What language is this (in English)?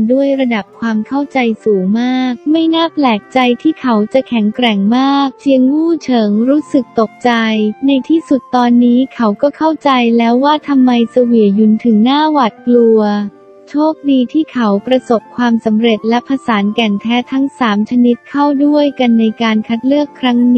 Thai